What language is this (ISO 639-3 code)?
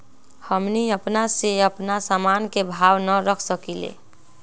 mag